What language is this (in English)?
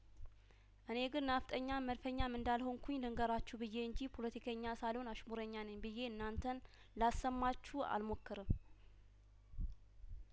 Amharic